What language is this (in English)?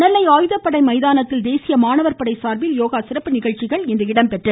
Tamil